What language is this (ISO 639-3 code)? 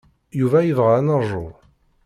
kab